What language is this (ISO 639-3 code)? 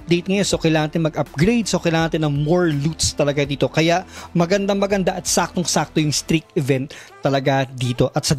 fil